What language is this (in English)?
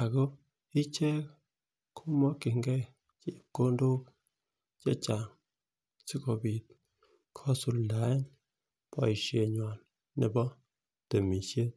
Kalenjin